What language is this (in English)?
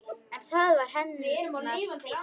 Icelandic